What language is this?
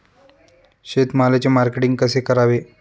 Marathi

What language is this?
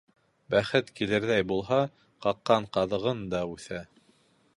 Bashkir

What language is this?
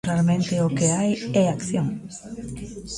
Galician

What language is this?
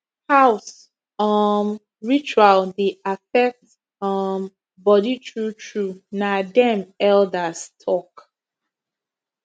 Nigerian Pidgin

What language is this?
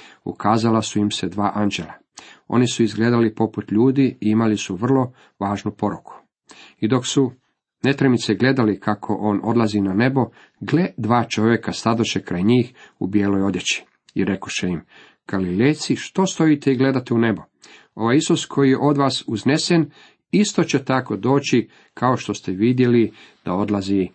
Croatian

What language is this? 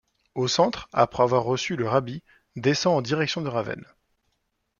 French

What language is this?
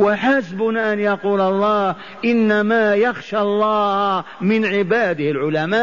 Arabic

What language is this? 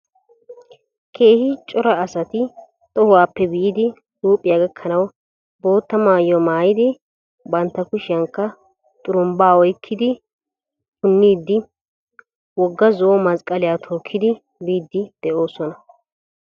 Wolaytta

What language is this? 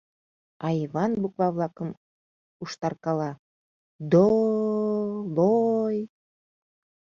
Mari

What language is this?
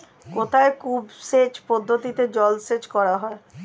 Bangla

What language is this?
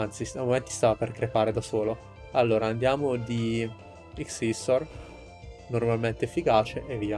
Italian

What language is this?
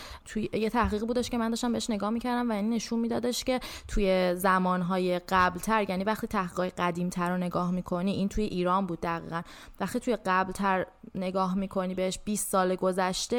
Persian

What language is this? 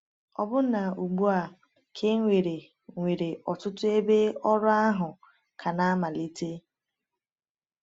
Igbo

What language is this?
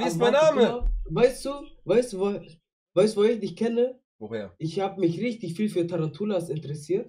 German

